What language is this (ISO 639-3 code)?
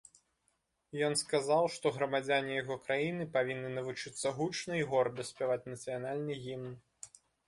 bel